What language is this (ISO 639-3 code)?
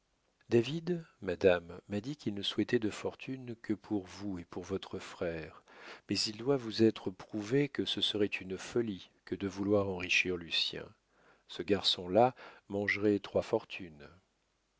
fra